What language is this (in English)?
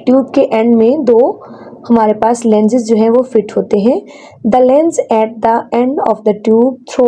Hindi